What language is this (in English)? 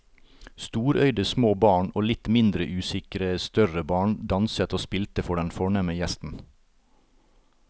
Norwegian